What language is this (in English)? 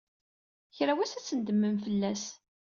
Kabyle